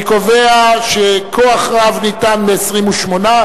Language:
Hebrew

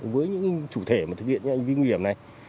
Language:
Vietnamese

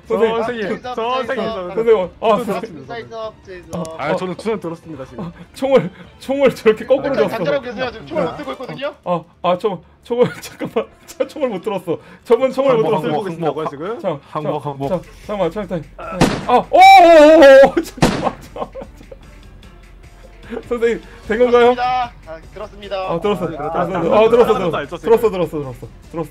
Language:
Korean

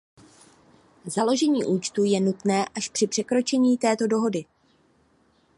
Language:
Czech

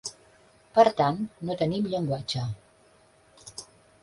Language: Catalan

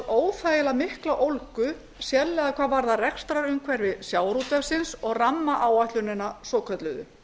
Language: Icelandic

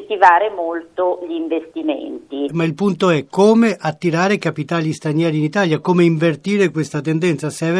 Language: Italian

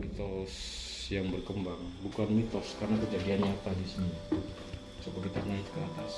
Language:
Indonesian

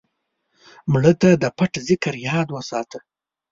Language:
Pashto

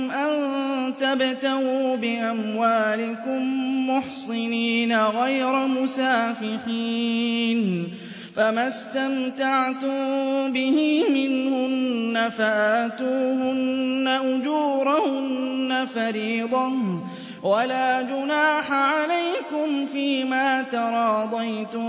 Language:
Arabic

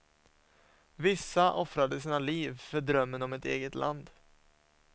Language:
Swedish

